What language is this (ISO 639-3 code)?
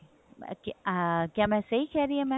pan